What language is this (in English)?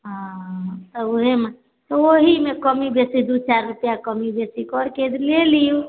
Maithili